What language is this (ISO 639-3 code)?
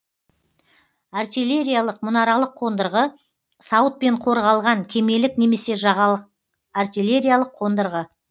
kaz